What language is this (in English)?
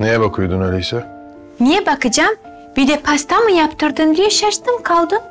Turkish